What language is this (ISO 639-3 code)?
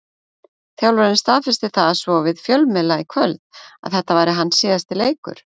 isl